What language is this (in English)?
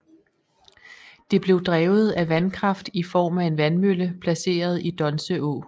Danish